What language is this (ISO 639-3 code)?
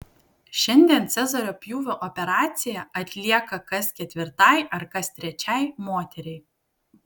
lit